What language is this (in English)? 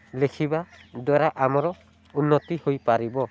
Odia